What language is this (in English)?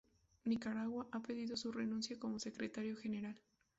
Spanish